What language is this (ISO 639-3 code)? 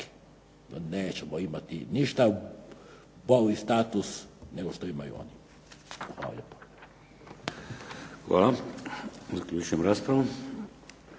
hrv